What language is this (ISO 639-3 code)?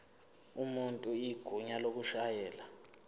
zul